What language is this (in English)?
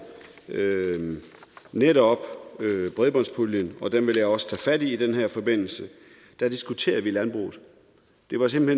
Danish